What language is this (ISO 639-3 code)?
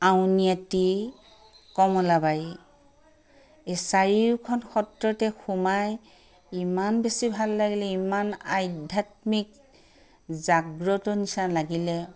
asm